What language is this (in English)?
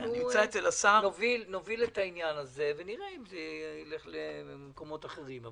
Hebrew